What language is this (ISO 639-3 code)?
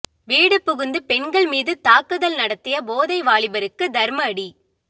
tam